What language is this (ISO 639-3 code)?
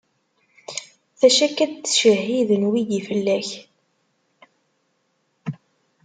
kab